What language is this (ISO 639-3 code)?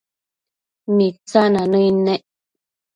mcf